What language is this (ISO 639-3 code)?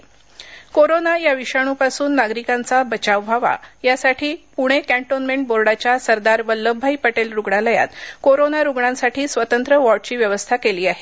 mar